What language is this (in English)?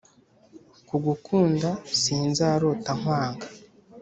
Kinyarwanda